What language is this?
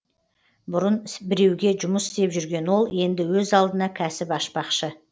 Kazakh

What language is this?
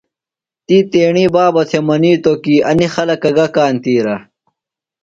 Phalura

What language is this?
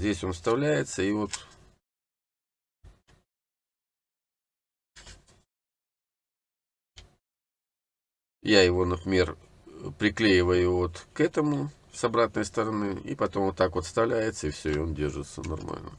Russian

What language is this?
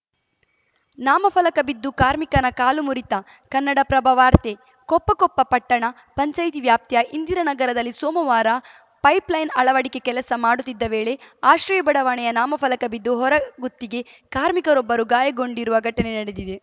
Kannada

